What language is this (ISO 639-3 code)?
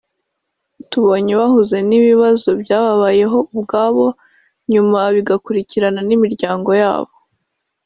kin